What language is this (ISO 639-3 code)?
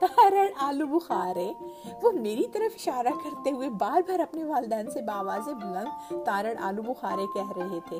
urd